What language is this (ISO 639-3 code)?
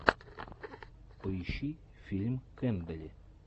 rus